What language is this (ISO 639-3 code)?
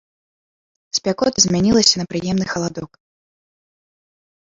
bel